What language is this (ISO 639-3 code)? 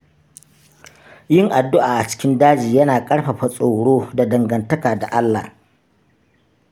hau